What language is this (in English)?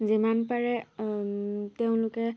Assamese